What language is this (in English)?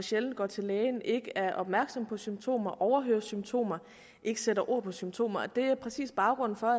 Danish